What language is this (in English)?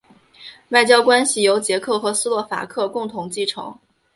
Chinese